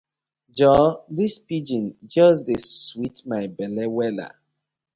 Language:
Nigerian Pidgin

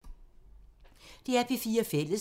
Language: Danish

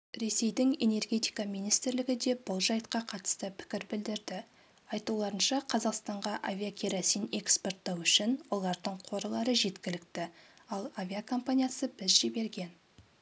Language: Kazakh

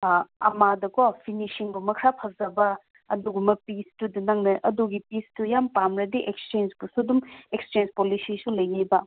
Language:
Manipuri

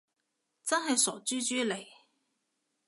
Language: Cantonese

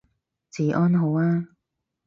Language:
Cantonese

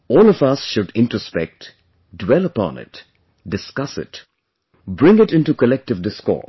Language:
English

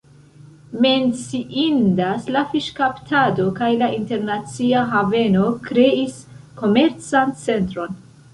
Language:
Esperanto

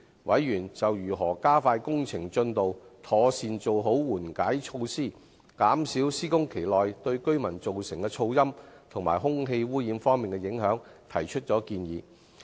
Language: Cantonese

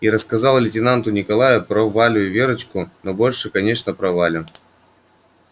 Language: Russian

